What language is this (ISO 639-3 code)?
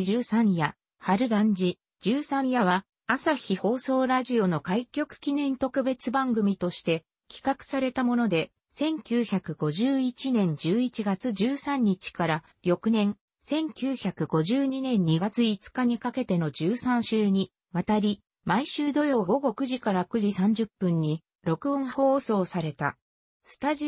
jpn